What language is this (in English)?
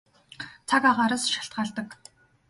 Mongolian